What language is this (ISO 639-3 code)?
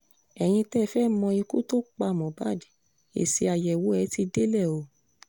yor